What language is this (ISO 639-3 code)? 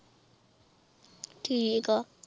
pan